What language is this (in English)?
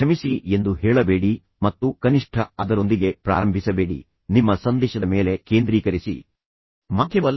Kannada